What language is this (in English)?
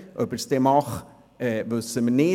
Swiss German